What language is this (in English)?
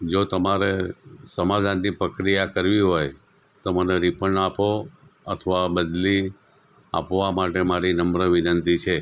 Gujarati